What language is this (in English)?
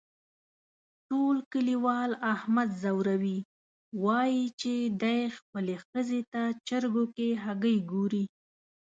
Pashto